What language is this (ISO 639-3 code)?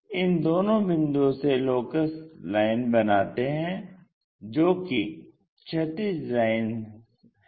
hin